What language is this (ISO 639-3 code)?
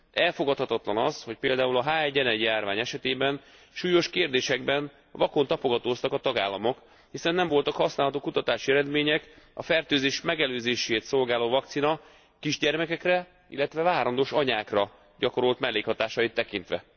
hun